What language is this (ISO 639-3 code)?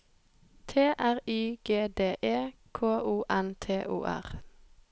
nor